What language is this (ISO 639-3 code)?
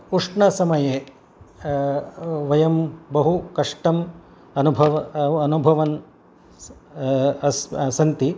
san